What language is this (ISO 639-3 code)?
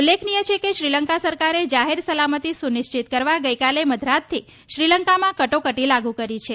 guj